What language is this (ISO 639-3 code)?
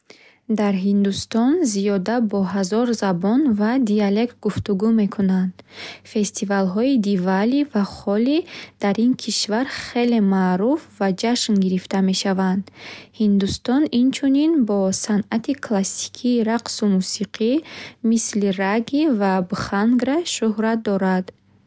bhh